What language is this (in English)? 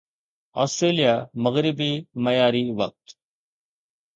Sindhi